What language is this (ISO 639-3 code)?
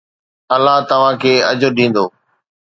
snd